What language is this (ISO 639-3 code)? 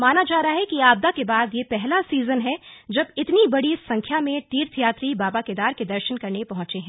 hin